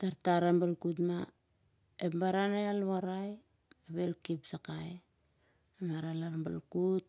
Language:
Siar-Lak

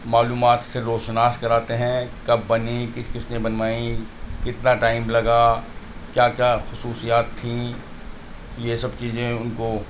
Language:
Urdu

